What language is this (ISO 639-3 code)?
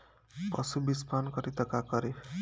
bho